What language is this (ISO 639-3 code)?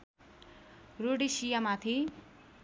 nep